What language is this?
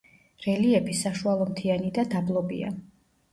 Georgian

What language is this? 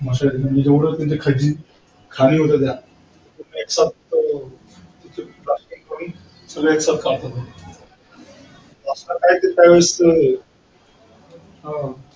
Marathi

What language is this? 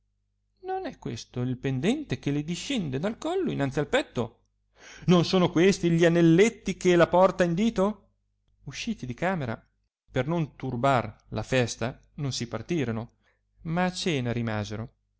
Italian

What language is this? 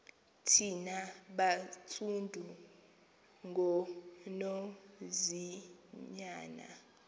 Xhosa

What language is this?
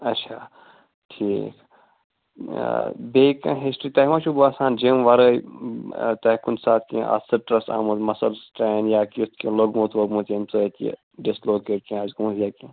Kashmiri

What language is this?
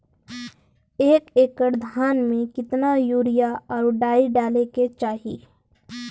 Bhojpuri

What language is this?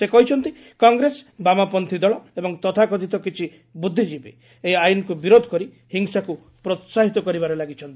Odia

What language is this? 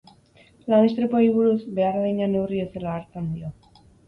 Basque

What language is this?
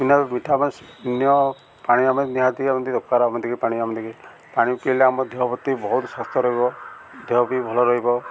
Odia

